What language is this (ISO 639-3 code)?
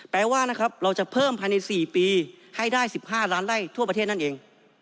tha